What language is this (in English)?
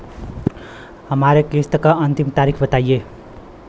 Bhojpuri